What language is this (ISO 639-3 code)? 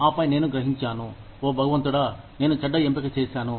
tel